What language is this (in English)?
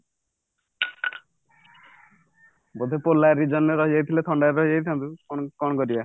Odia